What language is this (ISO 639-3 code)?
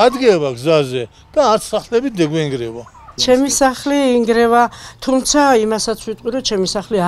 tur